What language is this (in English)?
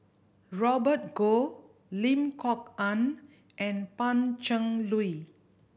English